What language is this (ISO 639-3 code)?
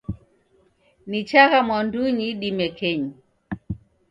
dav